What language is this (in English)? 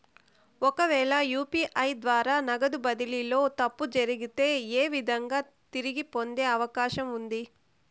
Telugu